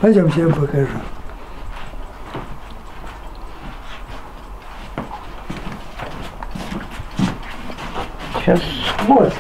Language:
Russian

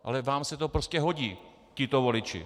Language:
Czech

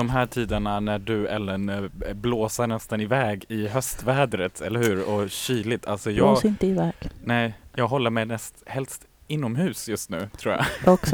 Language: Swedish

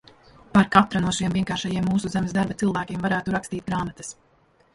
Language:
Latvian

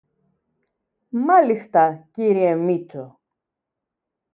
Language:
Greek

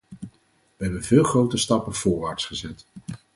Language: Dutch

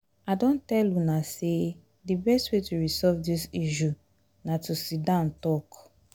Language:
Nigerian Pidgin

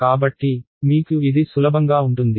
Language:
Telugu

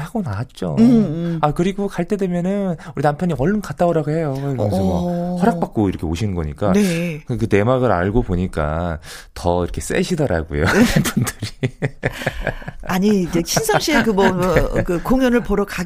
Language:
Korean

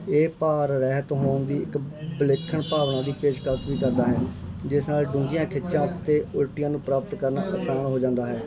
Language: Punjabi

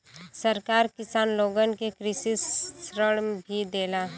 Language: Bhojpuri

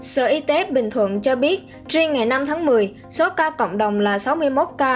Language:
Vietnamese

